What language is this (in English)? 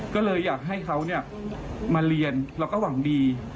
Thai